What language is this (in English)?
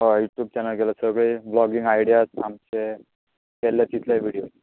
Konkani